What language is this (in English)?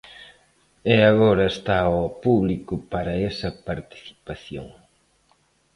Galician